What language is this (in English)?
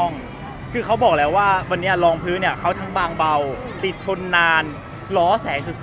Thai